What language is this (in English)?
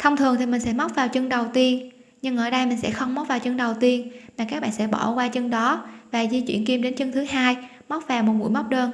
Vietnamese